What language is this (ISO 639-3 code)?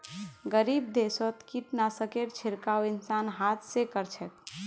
mag